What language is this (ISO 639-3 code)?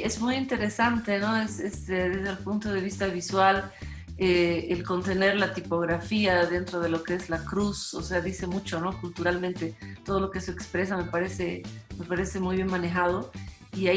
spa